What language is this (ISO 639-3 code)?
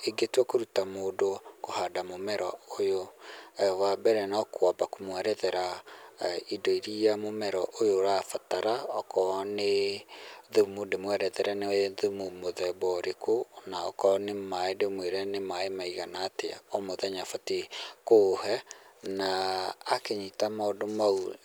kik